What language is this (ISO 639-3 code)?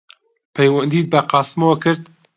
ckb